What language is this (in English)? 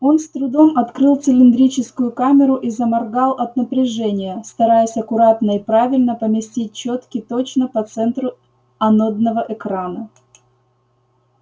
Russian